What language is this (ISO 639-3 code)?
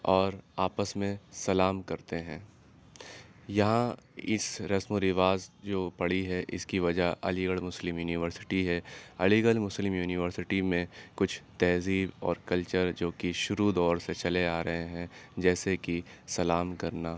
urd